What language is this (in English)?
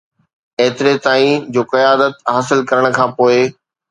Sindhi